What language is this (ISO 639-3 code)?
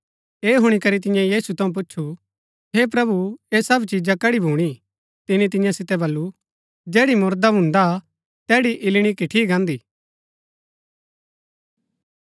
gbk